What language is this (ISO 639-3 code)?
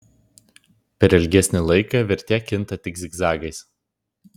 lit